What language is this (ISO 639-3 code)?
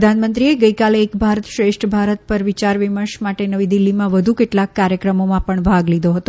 guj